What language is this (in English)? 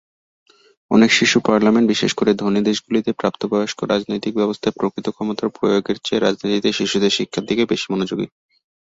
Bangla